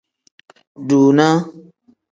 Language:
Tem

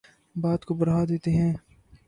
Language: Urdu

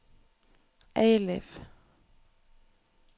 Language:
Norwegian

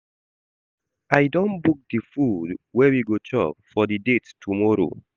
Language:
Nigerian Pidgin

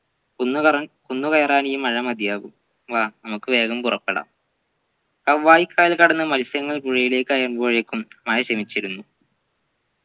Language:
Malayalam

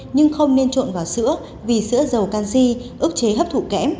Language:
Vietnamese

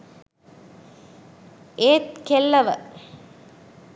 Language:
Sinhala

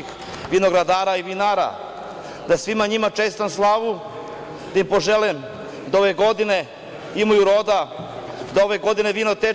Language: Serbian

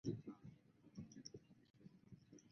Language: Chinese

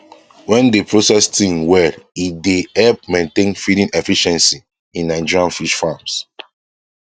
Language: Nigerian Pidgin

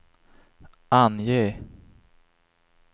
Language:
Swedish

